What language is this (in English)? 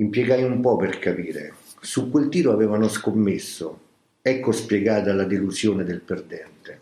Italian